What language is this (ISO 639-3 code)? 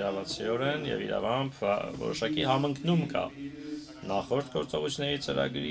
ron